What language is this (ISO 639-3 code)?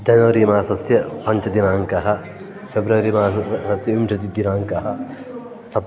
san